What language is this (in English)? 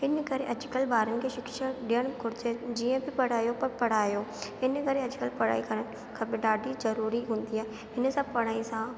Sindhi